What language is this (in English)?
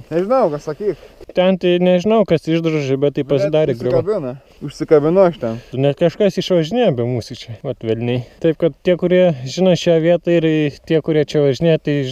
Lithuanian